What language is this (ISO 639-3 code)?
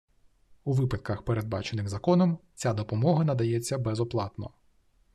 ukr